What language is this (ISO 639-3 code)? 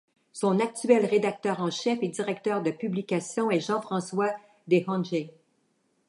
fra